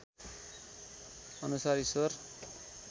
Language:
Nepali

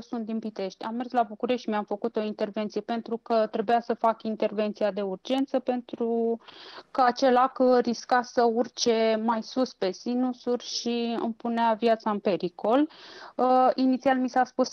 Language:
Romanian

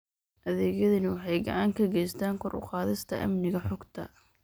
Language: Somali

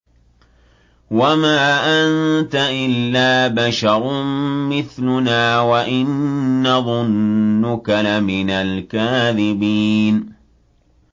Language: Arabic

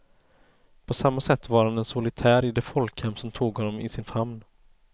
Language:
Swedish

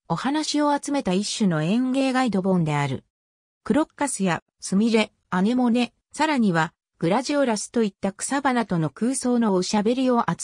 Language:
Japanese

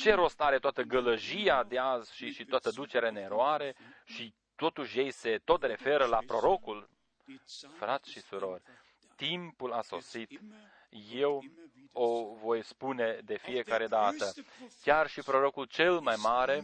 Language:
Romanian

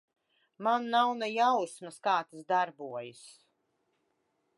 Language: Latvian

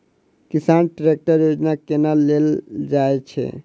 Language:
Maithili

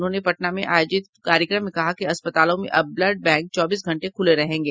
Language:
Hindi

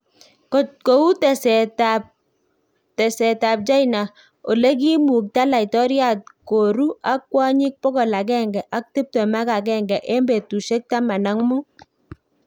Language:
Kalenjin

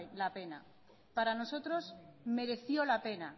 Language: Spanish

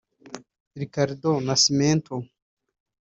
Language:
Kinyarwanda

